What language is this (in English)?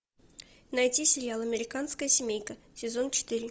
Russian